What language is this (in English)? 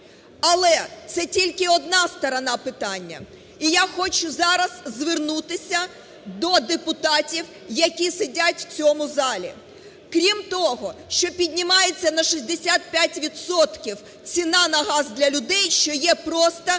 Ukrainian